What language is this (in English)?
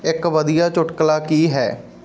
Punjabi